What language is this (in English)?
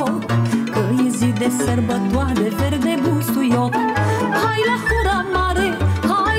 Romanian